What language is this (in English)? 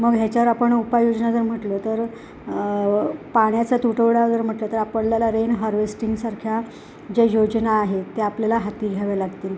Marathi